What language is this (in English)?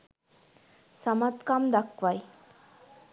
Sinhala